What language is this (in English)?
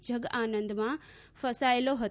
Gujarati